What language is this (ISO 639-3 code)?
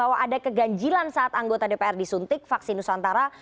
ind